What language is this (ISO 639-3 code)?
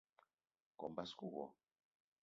eto